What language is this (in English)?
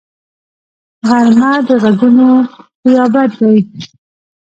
Pashto